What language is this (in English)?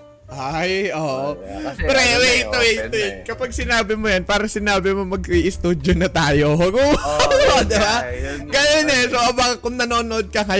Filipino